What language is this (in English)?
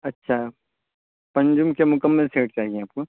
Urdu